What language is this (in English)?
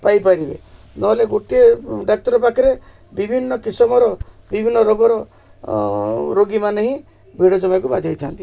Odia